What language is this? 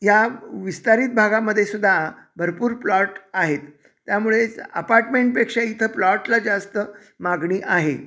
Marathi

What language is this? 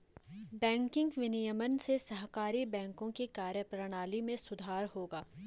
Hindi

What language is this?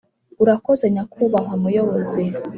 Kinyarwanda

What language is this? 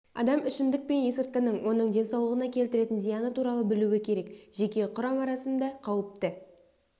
Kazakh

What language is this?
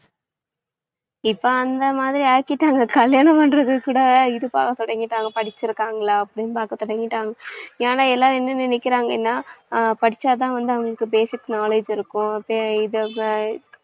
Tamil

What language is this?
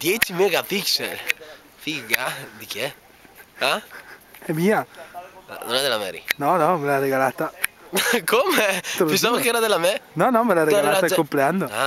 Italian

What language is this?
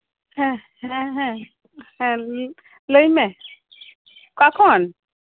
Santali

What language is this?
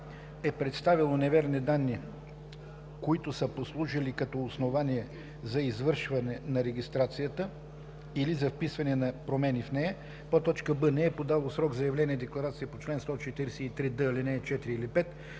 Bulgarian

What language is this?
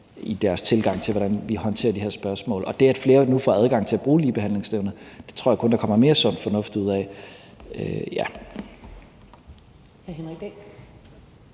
Danish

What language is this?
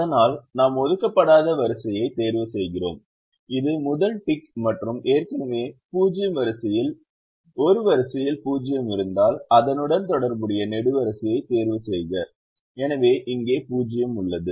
Tamil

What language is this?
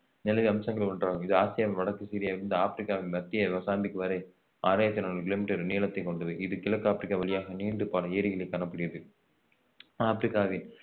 Tamil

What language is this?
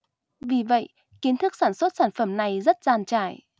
Vietnamese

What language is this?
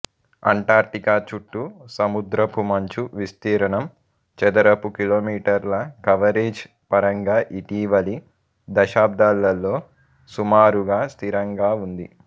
Telugu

